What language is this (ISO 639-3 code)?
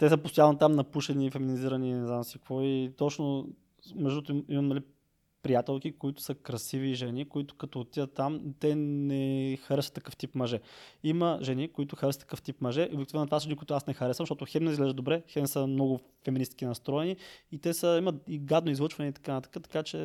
bul